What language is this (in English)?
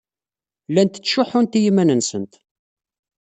Kabyle